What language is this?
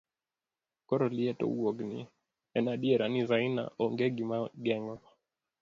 Luo (Kenya and Tanzania)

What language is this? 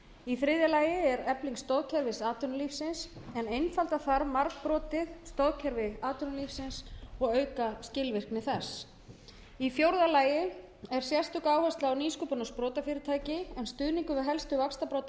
Icelandic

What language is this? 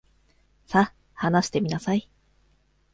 Japanese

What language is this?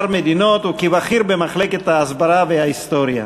Hebrew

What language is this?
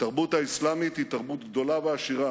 Hebrew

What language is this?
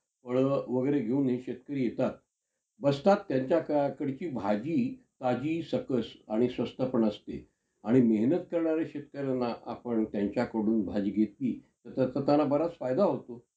Marathi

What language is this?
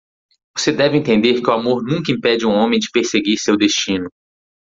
Portuguese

